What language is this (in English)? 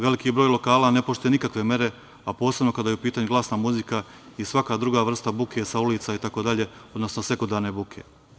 Serbian